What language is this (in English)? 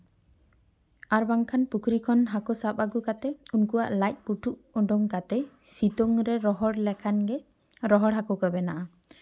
Santali